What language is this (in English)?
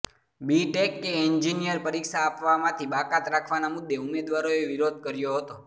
Gujarati